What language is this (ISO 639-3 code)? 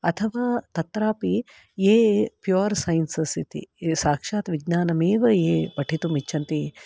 san